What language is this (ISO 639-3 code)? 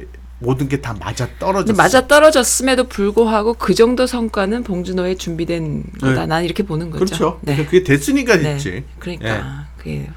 kor